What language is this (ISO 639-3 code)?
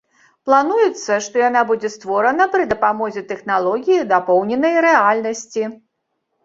bel